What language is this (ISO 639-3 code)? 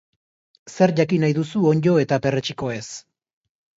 eus